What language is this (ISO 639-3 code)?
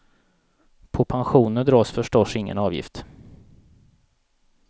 swe